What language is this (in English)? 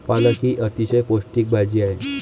Marathi